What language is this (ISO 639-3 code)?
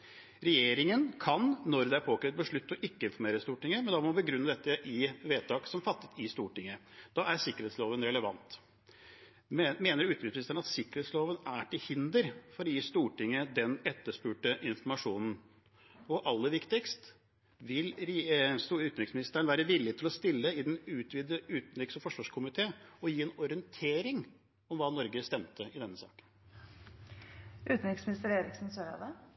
nob